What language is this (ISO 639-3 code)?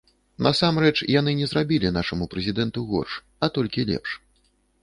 bel